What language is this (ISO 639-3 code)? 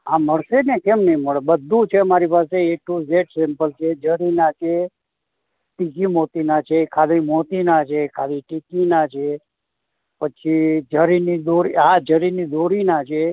guj